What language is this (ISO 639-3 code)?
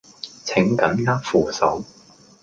yue